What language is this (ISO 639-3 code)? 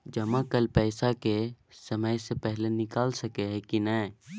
mai